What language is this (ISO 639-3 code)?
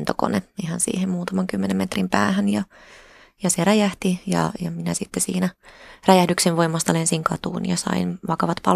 fin